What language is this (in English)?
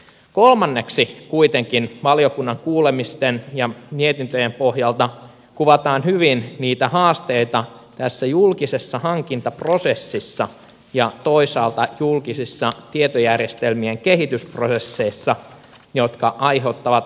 Finnish